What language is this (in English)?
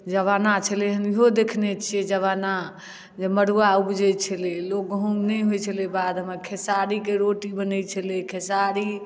Maithili